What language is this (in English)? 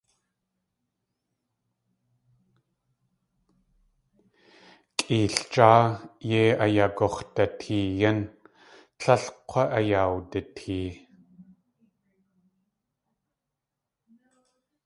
Tlingit